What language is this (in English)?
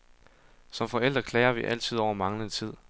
Danish